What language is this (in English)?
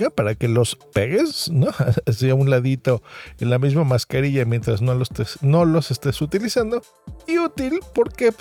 Spanish